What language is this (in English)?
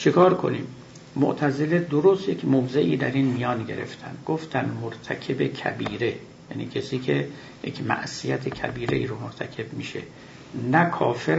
Persian